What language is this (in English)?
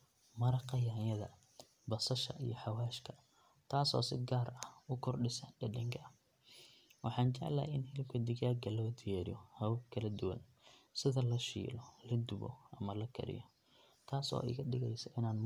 Somali